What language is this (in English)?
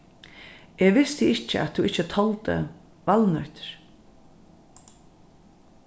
Faroese